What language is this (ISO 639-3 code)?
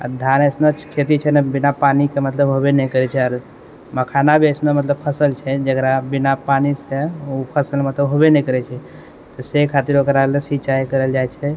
mai